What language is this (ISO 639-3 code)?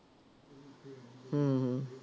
pan